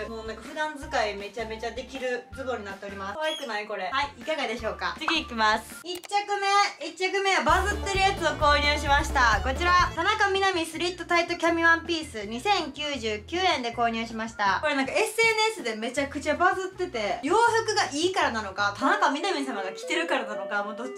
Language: Japanese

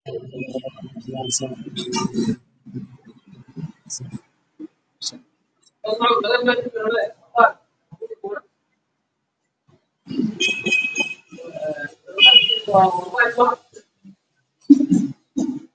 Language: Somali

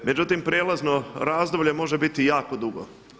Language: Croatian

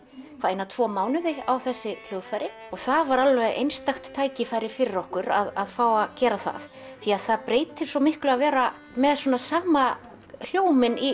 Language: Icelandic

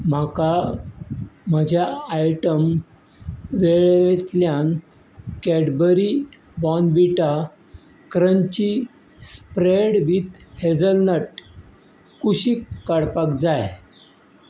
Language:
Konkani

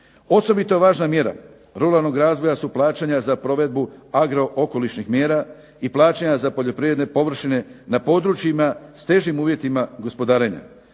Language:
Croatian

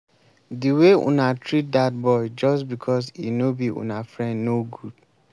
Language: Nigerian Pidgin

